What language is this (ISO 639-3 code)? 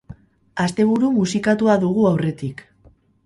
eus